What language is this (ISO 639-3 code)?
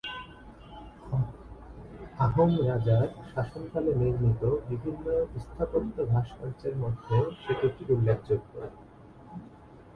ben